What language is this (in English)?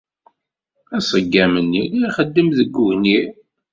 Kabyle